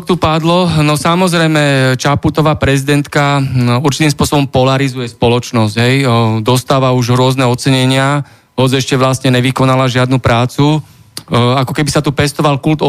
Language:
Slovak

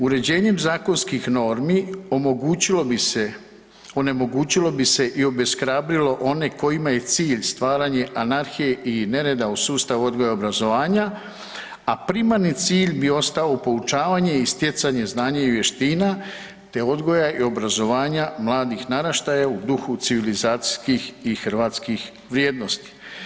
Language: Croatian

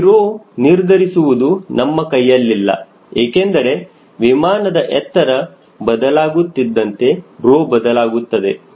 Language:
Kannada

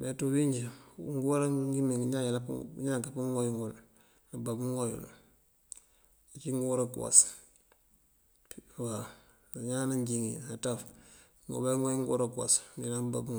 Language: Mandjak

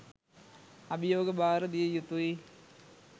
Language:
Sinhala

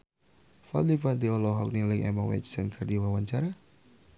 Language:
Sundanese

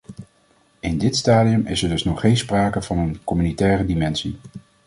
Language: Dutch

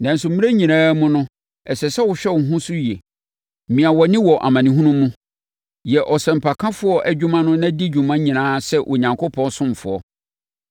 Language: Akan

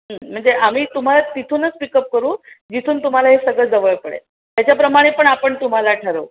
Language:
Marathi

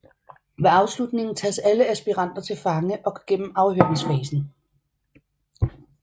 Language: Danish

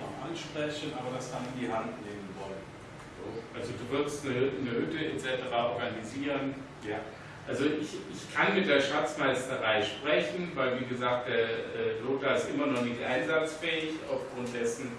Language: German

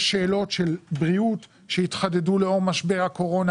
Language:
Hebrew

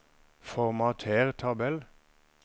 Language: Norwegian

